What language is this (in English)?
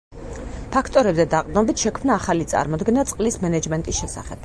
Georgian